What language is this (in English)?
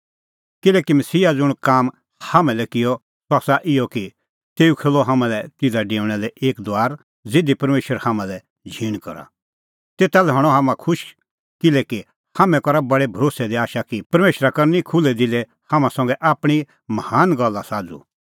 Kullu Pahari